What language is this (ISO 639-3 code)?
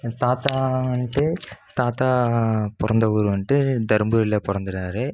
tam